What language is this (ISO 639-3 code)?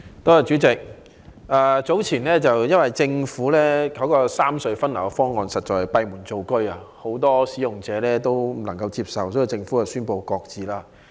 yue